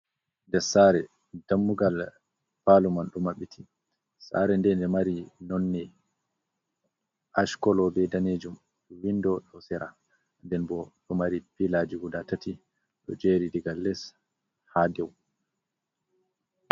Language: Fula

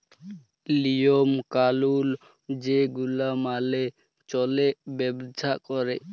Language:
Bangla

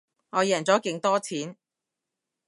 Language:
Cantonese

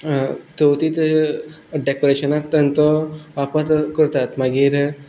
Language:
Konkani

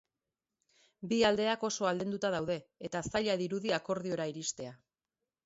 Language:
Basque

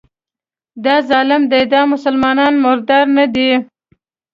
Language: Pashto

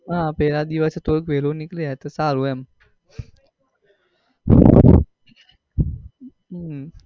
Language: Gujarati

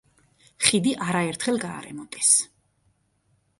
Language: Georgian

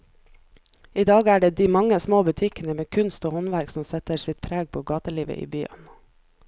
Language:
Norwegian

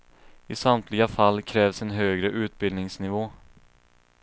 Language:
Swedish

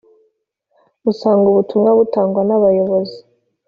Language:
Kinyarwanda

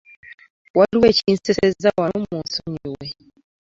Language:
Ganda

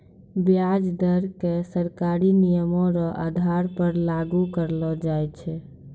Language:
Maithili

